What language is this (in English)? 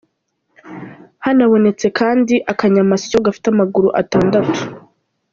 Kinyarwanda